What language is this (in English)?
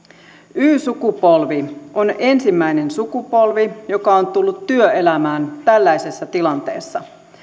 Finnish